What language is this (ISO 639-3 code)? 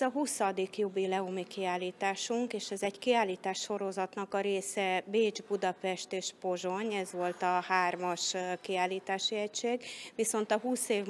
hun